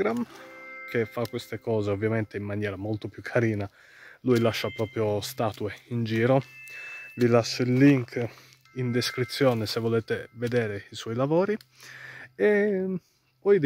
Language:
Italian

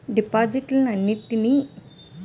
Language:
Telugu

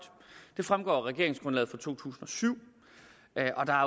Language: Danish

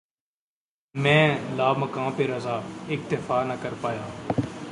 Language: Urdu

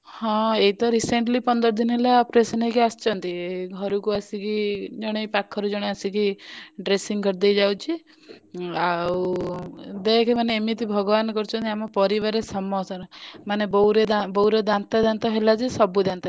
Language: Odia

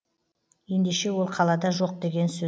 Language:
Kazakh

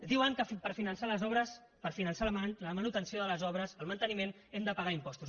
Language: Catalan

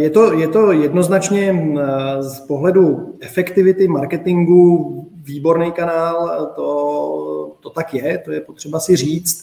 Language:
Czech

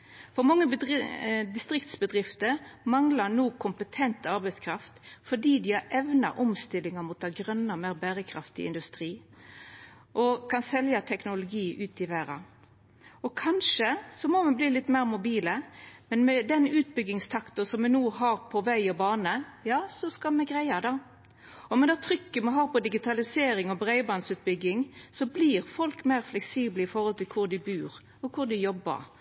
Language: Norwegian Nynorsk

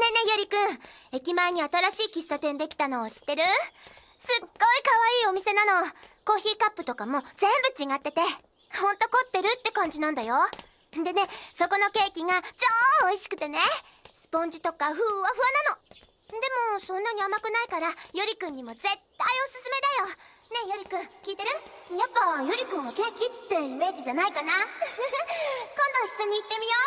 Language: Japanese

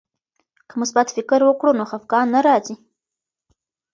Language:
Pashto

